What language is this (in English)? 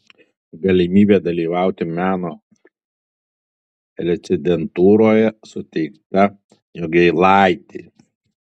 Lithuanian